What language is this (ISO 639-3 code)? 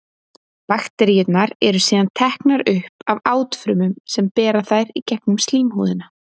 isl